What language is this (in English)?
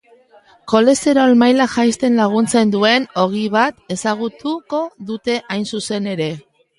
Basque